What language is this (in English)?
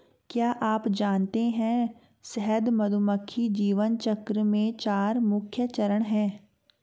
Hindi